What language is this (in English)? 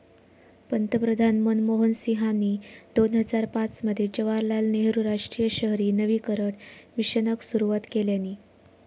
Marathi